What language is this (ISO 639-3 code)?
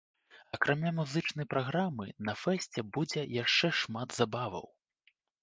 bel